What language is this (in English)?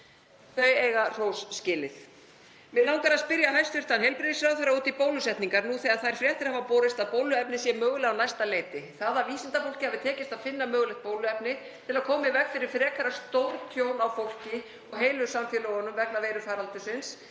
Icelandic